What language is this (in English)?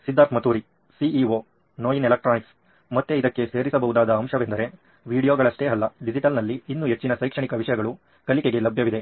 Kannada